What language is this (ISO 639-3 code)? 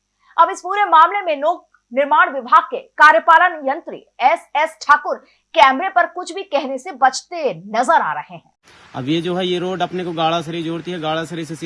hin